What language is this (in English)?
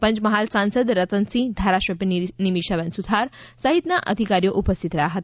Gujarati